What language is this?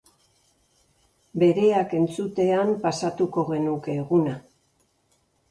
Basque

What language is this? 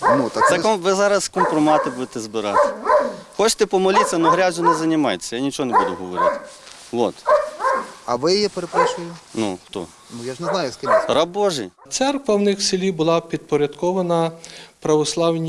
Ukrainian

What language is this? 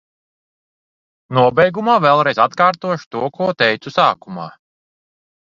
Latvian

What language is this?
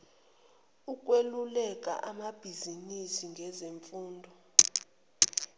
Zulu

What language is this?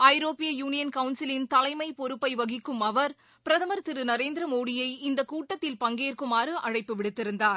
Tamil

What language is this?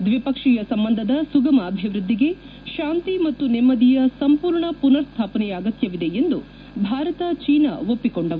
Kannada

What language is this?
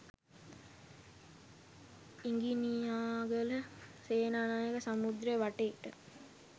Sinhala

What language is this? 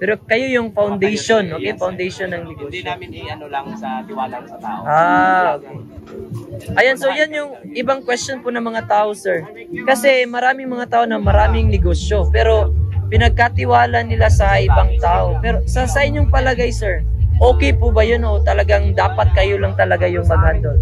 Filipino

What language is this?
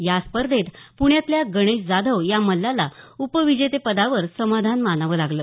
Marathi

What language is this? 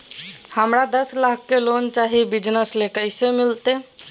Magahi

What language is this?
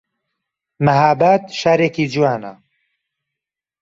Central Kurdish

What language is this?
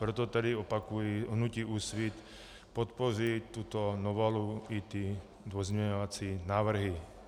Czech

